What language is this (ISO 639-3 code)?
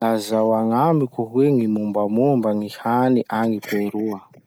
msh